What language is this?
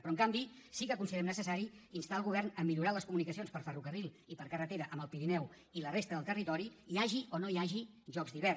Catalan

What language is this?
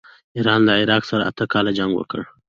Pashto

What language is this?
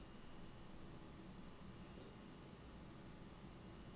Norwegian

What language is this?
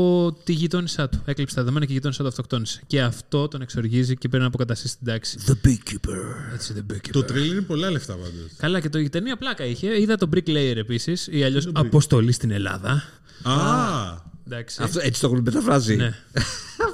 Greek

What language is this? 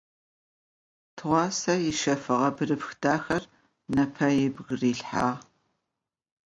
Adyghe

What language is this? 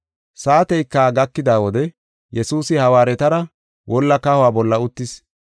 Gofa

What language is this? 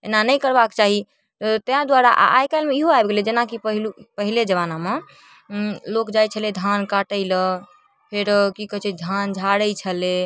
Maithili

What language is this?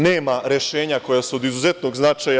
Serbian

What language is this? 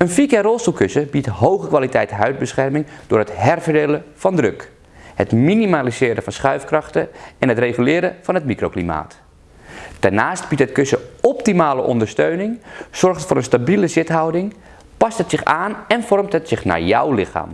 Dutch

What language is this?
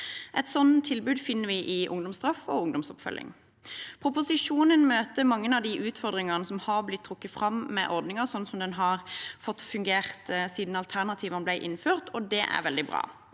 Norwegian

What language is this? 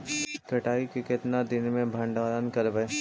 Magahi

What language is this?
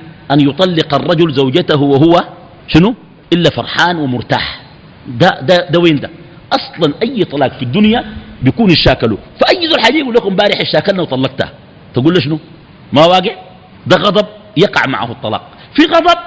Arabic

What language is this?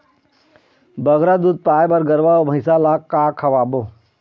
Chhattisgarhi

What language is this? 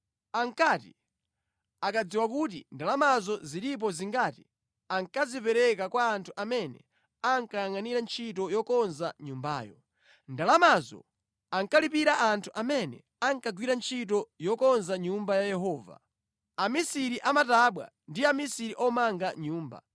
Nyanja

